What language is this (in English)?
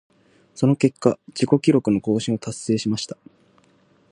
Japanese